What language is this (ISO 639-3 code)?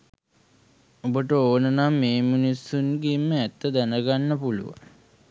sin